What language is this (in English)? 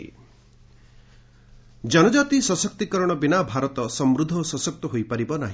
Odia